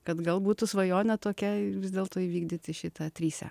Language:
Lithuanian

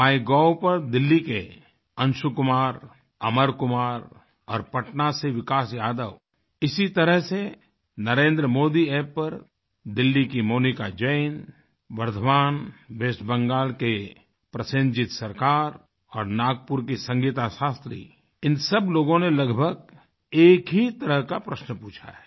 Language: Hindi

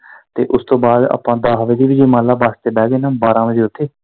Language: Punjabi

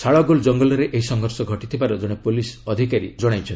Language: Odia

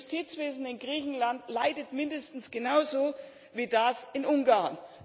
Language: German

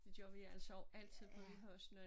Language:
Danish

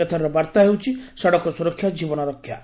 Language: Odia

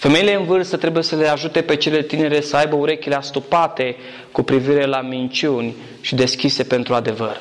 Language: Romanian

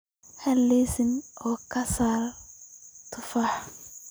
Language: Somali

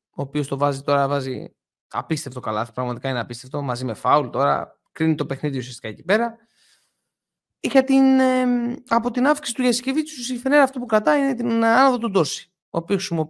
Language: Greek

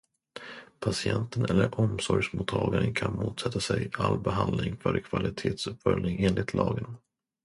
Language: Swedish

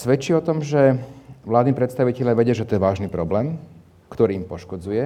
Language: Slovak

